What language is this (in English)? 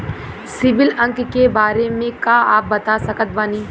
Bhojpuri